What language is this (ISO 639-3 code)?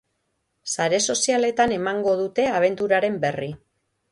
eus